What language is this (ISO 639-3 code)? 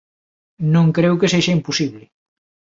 glg